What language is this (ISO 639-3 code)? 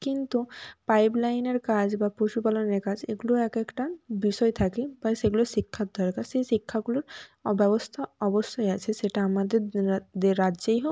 ben